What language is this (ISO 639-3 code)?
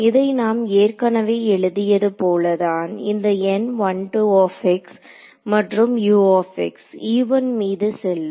tam